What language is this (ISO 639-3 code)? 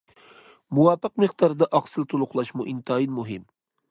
uig